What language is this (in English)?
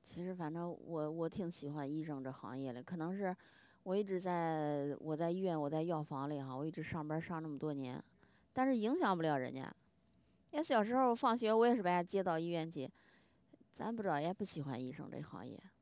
Chinese